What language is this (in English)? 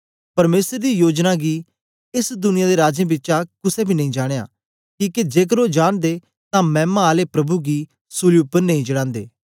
Dogri